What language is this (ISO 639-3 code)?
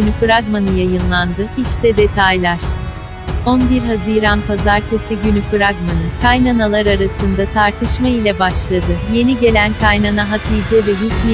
tur